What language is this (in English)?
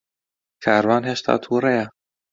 Central Kurdish